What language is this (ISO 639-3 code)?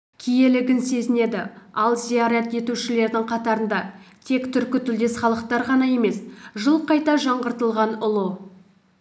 kaz